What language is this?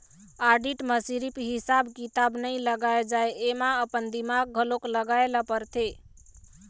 Chhattisgarhi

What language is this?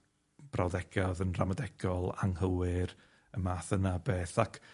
Welsh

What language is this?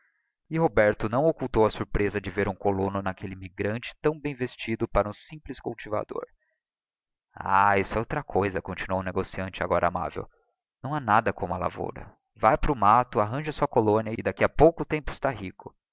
Portuguese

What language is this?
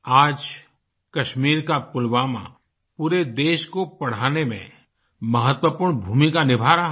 Hindi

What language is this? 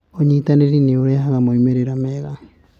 Kikuyu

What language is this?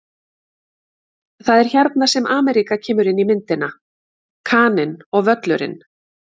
Icelandic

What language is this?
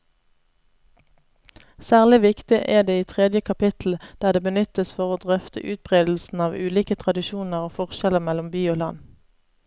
Norwegian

